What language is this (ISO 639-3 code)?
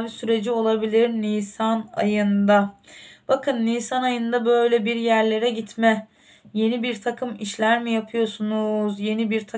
tur